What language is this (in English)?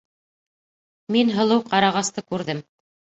Bashkir